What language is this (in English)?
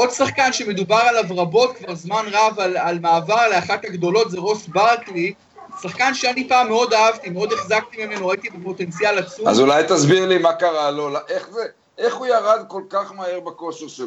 Hebrew